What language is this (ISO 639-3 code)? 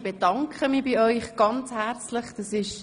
gsw